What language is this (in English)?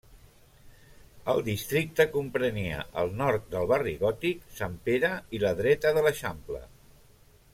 Catalan